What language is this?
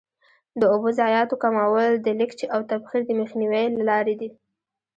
Pashto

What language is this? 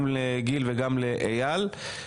Hebrew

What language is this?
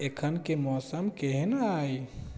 Maithili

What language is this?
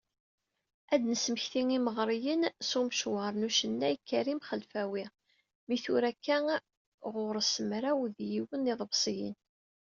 Kabyle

